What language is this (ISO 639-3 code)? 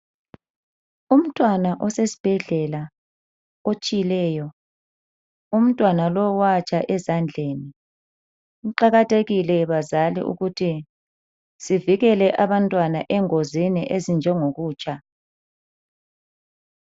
nde